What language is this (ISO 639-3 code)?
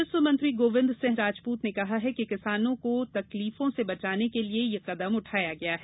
hin